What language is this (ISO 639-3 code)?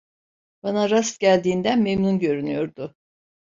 tur